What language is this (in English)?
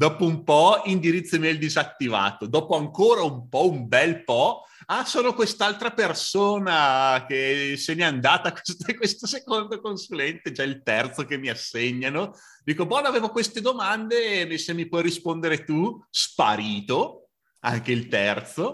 Italian